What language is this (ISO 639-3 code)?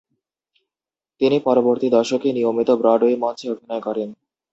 ben